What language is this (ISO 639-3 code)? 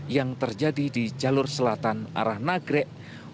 ind